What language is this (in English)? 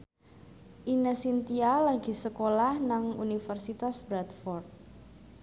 Javanese